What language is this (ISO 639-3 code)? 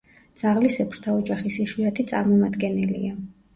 kat